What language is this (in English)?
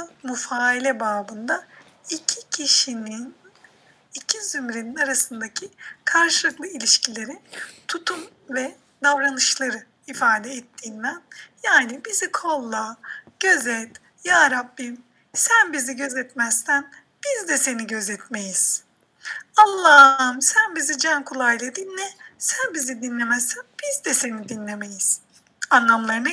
Turkish